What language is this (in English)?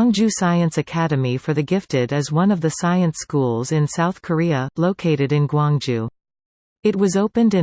English